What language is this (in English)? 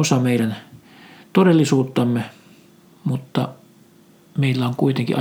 Finnish